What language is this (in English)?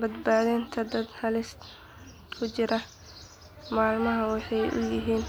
Somali